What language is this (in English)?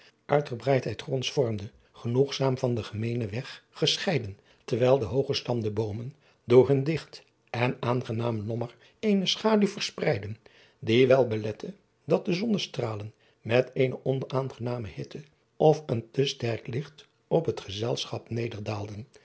Dutch